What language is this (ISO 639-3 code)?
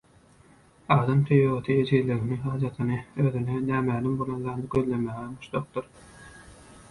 tuk